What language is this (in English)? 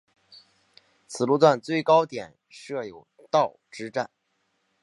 Chinese